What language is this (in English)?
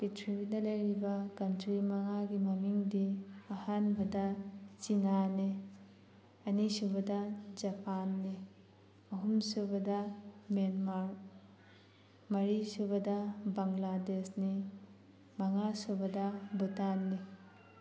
Manipuri